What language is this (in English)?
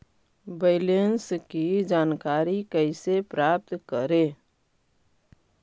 Magahi